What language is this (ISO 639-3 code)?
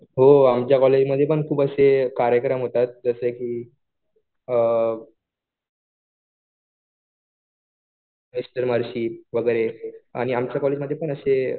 mar